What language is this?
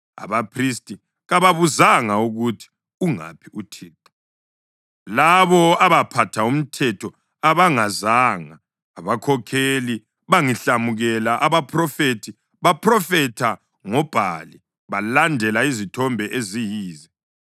North Ndebele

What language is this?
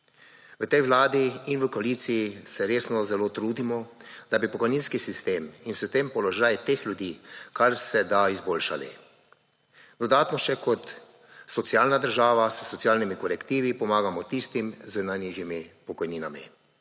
Slovenian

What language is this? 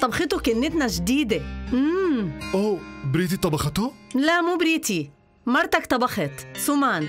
Arabic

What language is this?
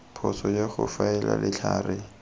Tswana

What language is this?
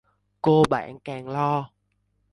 Vietnamese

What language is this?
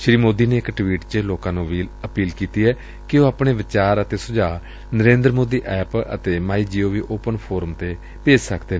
Punjabi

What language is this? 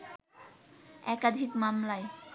Bangla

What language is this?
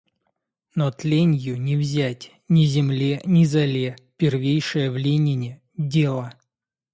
Russian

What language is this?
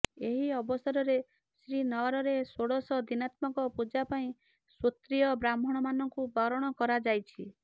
Odia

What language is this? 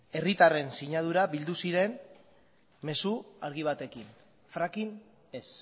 Basque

